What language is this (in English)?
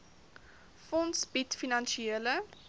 Afrikaans